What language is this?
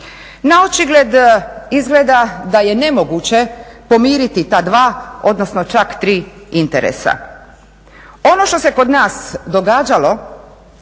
Croatian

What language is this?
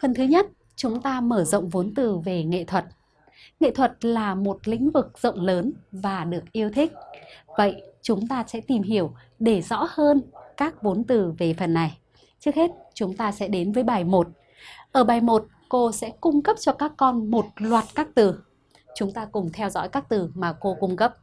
Vietnamese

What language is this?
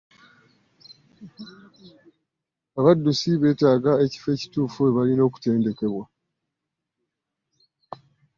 Ganda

